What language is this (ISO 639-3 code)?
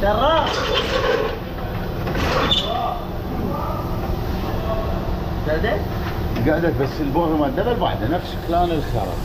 ara